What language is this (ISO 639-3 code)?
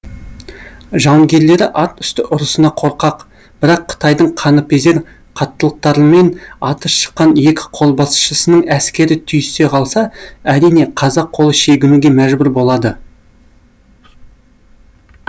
kaz